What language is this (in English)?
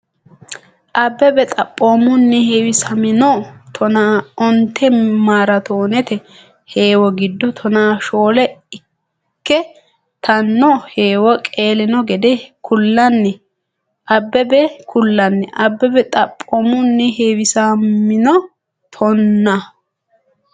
Sidamo